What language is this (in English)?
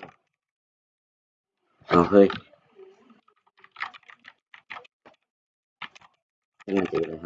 Thai